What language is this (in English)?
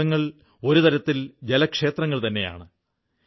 Malayalam